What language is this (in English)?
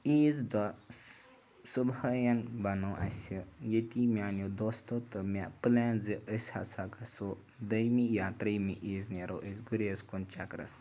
Kashmiri